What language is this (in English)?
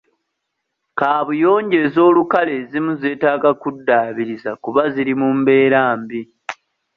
Ganda